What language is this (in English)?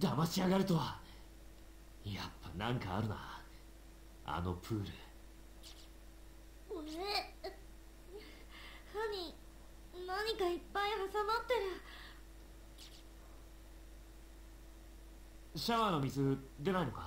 Polish